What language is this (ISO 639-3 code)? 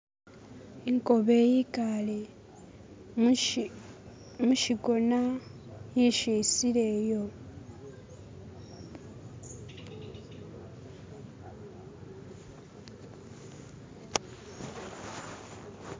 myx